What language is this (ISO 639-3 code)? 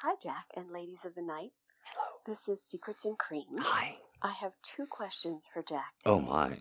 eng